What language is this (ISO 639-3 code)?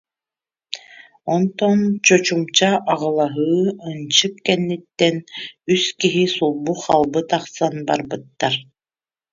sah